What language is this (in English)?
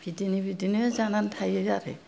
Bodo